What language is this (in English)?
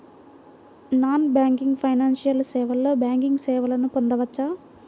Telugu